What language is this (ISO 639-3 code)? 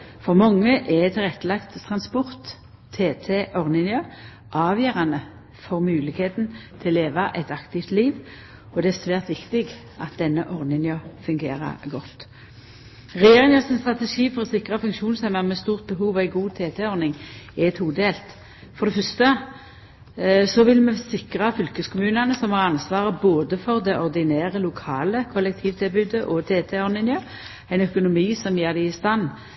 nno